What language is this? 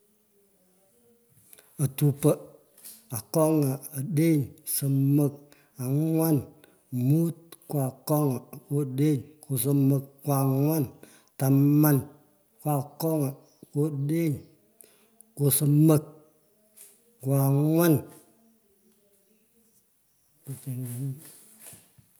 Pökoot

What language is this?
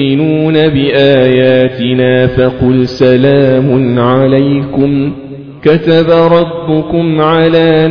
Arabic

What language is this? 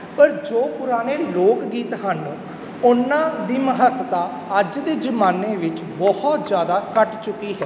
Punjabi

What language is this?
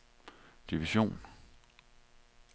Danish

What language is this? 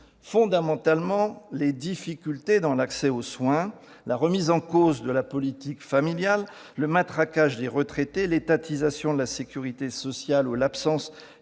French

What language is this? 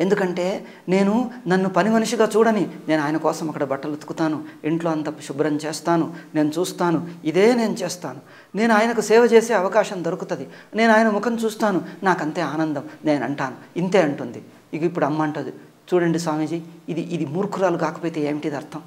Telugu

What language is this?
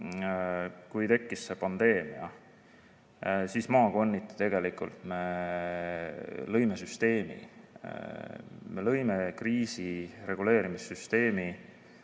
Estonian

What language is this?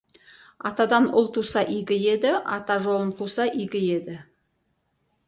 Kazakh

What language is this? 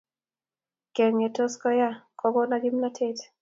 Kalenjin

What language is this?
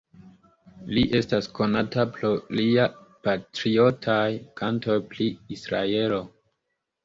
Esperanto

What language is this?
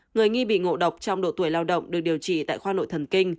Vietnamese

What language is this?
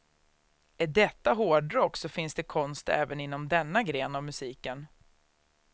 Swedish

